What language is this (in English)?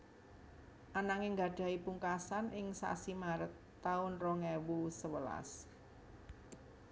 Javanese